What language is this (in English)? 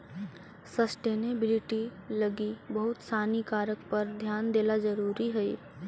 Magahi